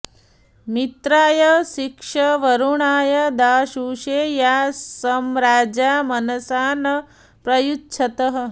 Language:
Sanskrit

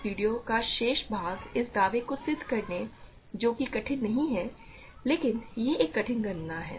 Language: Hindi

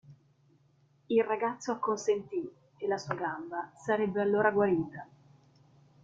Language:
Italian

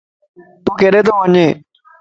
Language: Lasi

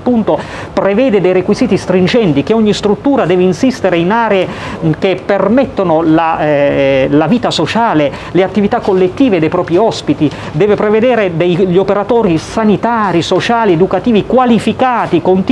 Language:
Italian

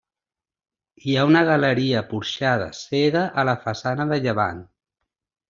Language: Catalan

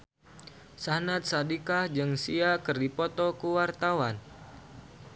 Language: Sundanese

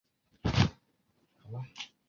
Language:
Chinese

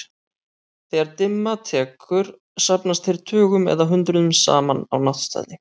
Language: Icelandic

